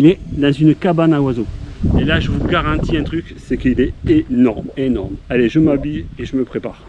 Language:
French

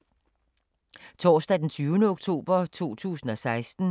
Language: Danish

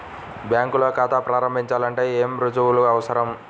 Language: Telugu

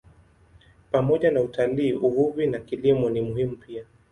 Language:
Swahili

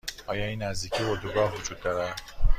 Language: Persian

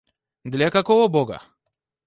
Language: Russian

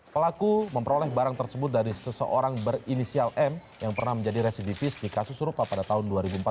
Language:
Indonesian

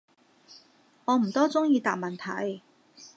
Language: Cantonese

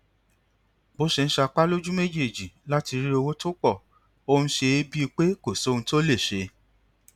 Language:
Yoruba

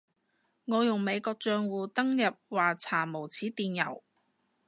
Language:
Cantonese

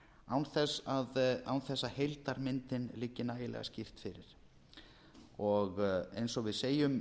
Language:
Icelandic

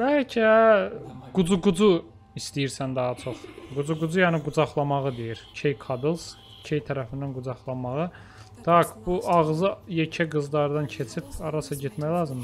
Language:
Turkish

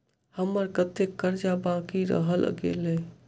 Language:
Maithili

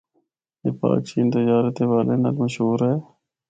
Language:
Northern Hindko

